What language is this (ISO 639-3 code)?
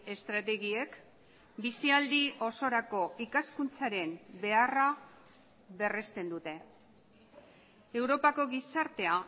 eus